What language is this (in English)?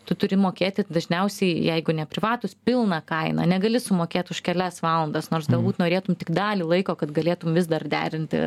Lithuanian